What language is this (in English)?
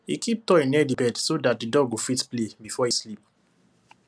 Nigerian Pidgin